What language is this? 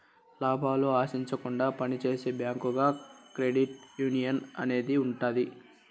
Telugu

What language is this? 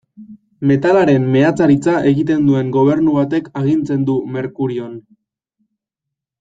Basque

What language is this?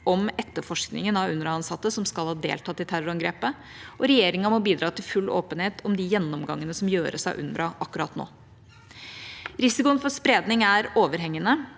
Norwegian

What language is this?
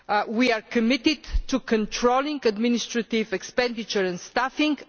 English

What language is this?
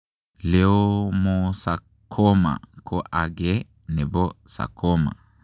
Kalenjin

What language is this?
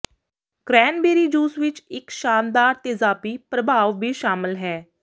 Punjabi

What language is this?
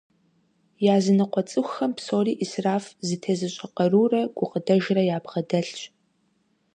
Kabardian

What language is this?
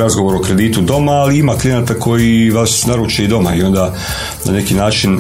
Croatian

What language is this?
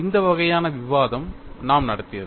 Tamil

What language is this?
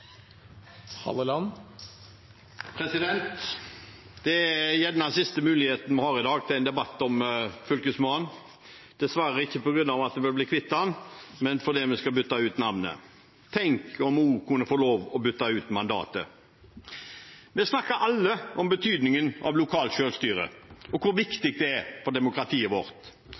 Norwegian Bokmål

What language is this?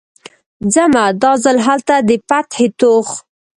Pashto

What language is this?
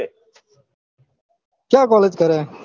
Gujarati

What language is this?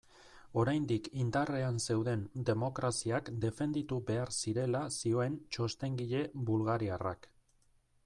Basque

